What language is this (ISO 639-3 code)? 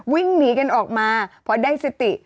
tha